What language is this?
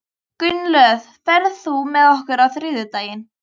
Icelandic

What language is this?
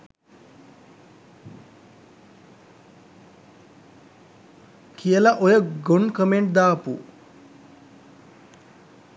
Sinhala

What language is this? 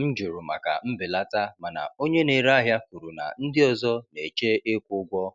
Igbo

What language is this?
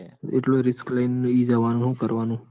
Gujarati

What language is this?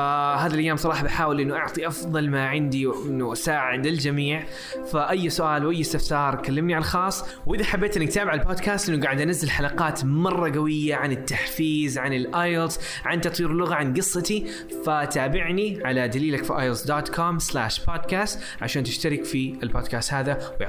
Arabic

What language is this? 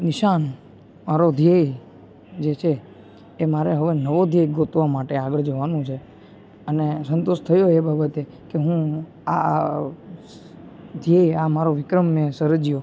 Gujarati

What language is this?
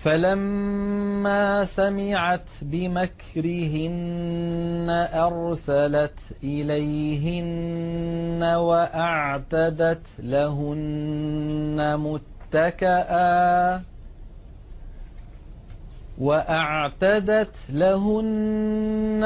Arabic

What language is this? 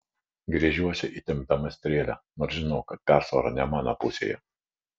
Lithuanian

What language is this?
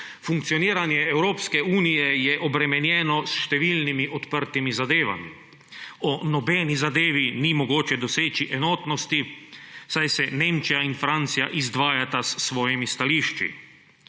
Slovenian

